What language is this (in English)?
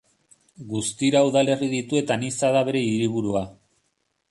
Basque